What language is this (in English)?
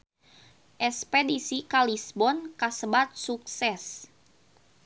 Sundanese